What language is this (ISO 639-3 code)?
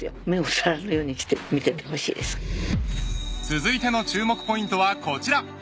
jpn